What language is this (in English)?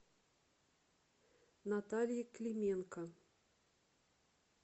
Russian